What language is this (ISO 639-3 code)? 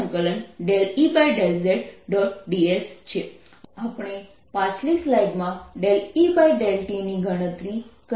guj